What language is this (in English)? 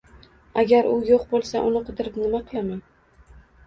Uzbek